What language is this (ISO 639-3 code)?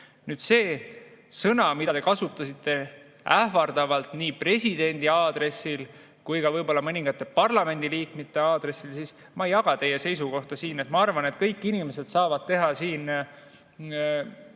est